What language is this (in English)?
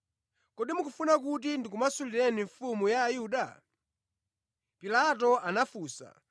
Nyanja